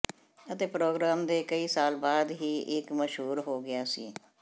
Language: Punjabi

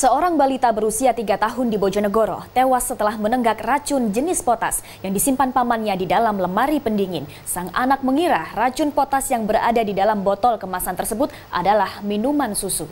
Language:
Indonesian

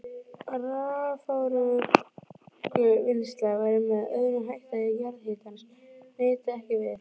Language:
Icelandic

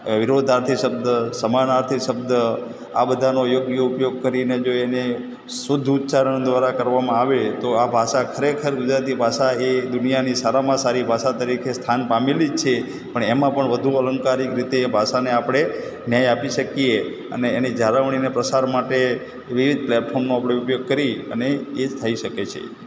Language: Gujarati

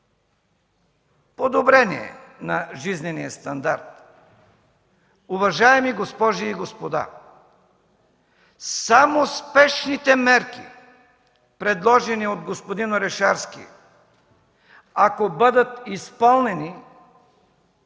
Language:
Bulgarian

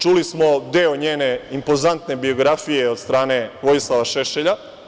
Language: Serbian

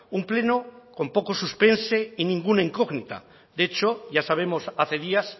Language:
Spanish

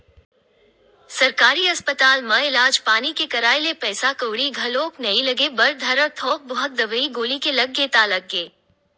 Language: Chhattisgarhi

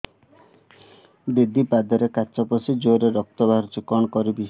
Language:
Odia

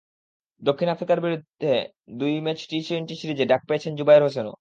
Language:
Bangla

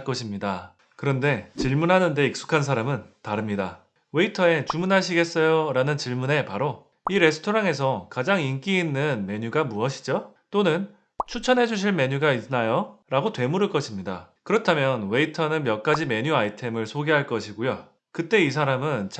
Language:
Korean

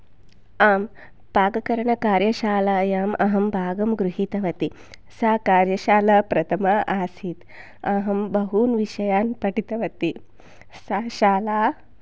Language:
Sanskrit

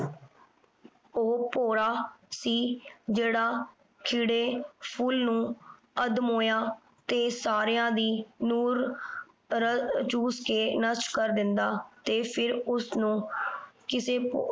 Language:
Punjabi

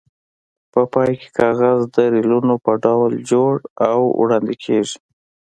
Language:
Pashto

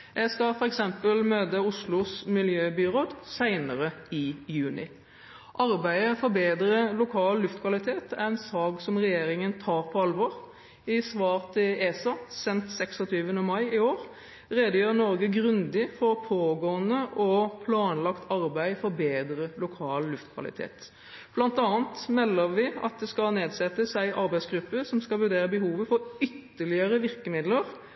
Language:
Norwegian Bokmål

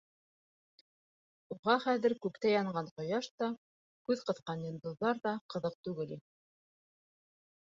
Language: Bashkir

